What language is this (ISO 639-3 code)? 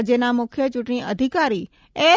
guj